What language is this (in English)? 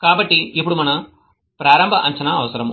Telugu